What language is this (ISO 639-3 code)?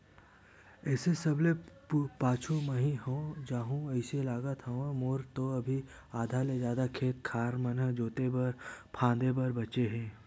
hne